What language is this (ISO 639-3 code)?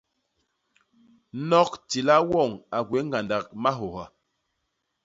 bas